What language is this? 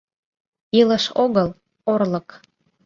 Mari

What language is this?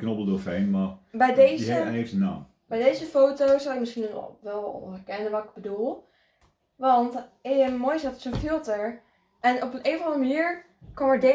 Dutch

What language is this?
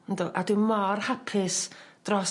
Welsh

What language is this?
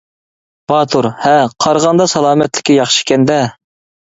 Uyghur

